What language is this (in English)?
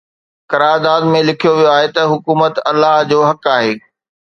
Sindhi